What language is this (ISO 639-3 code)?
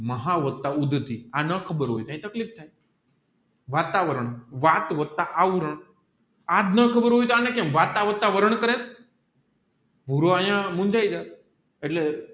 guj